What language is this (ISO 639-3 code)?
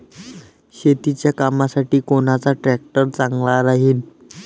mar